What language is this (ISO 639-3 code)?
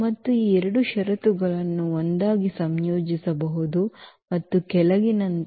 kan